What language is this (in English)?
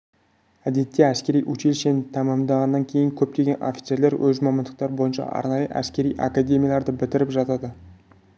Kazakh